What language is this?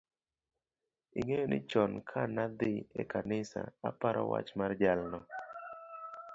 Luo (Kenya and Tanzania)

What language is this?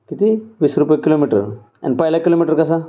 Marathi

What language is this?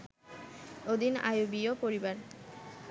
Bangla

